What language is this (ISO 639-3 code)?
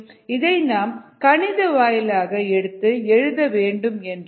tam